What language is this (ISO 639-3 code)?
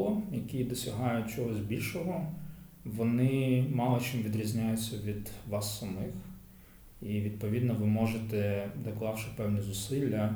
ukr